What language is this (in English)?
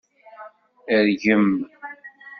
Kabyle